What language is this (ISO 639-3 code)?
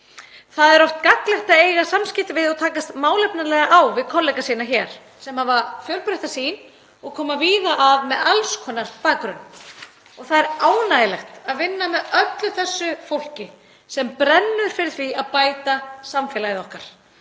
isl